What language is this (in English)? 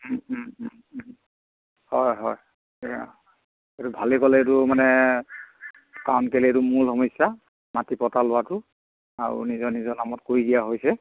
Assamese